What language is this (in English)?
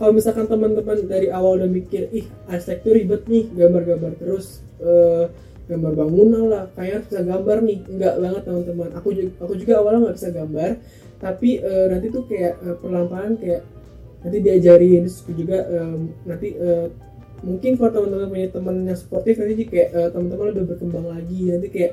Indonesian